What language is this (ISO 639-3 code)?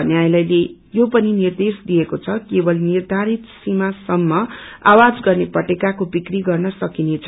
nep